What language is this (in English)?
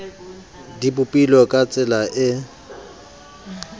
Southern Sotho